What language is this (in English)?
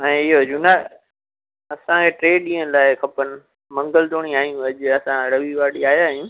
Sindhi